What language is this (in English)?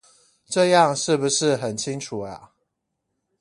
Chinese